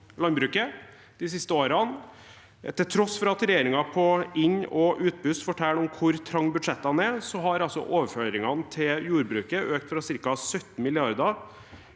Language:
Norwegian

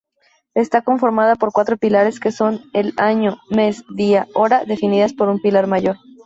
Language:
Spanish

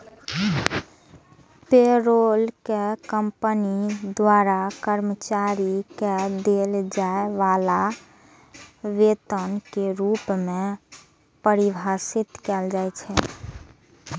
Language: Maithili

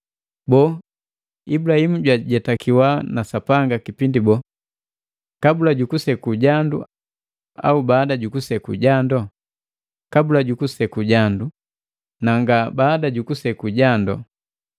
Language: Matengo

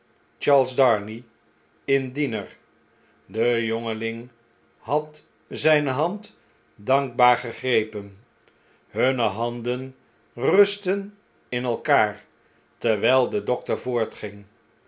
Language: Dutch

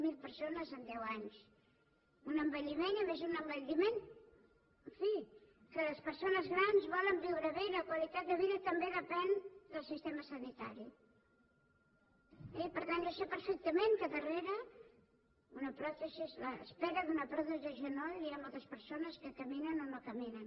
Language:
Catalan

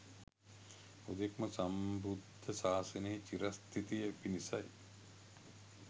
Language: Sinhala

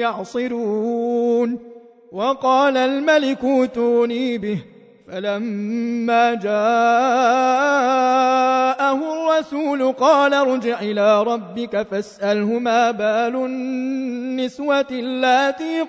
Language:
Arabic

